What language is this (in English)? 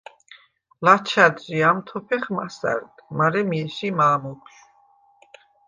Svan